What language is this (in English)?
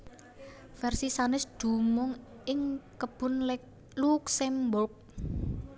Javanese